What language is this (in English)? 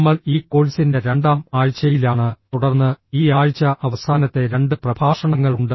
Malayalam